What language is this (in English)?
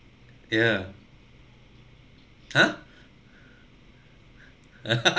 English